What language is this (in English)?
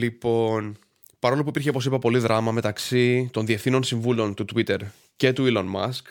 Greek